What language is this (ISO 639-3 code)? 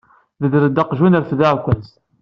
kab